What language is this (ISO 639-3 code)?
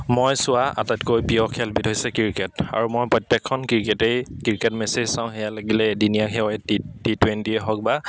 asm